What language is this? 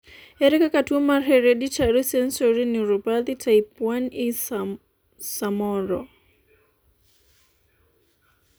Luo (Kenya and Tanzania)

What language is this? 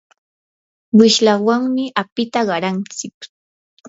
Yanahuanca Pasco Quechua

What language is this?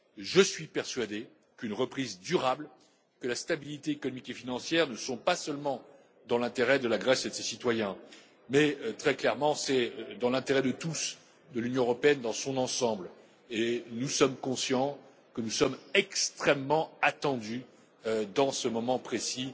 French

